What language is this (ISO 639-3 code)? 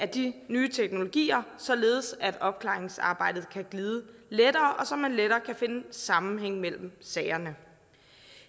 dan